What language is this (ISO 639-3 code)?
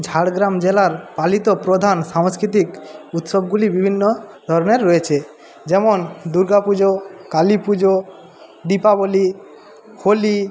ben